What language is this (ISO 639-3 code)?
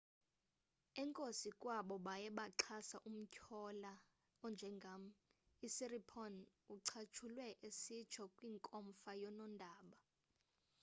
xho